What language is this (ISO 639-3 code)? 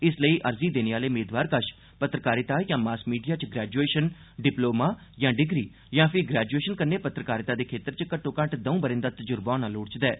doi